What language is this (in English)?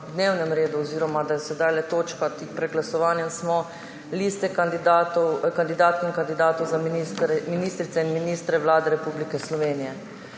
Slovenian